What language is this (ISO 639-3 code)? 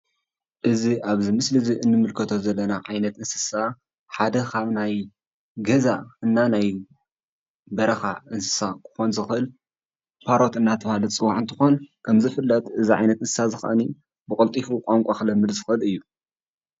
tir